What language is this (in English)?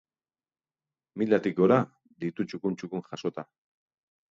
Basque